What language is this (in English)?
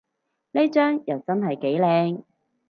Cantonese